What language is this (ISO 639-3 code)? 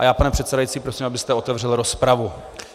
ces